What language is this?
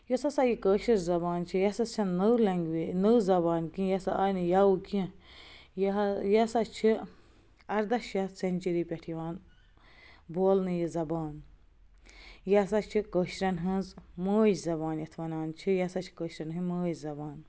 Kashmiri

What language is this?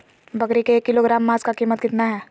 Magahi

